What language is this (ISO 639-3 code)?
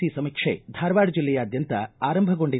kan